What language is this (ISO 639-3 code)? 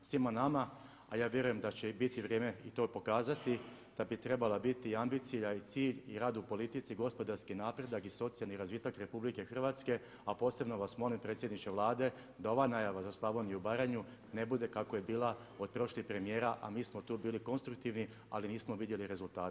hrv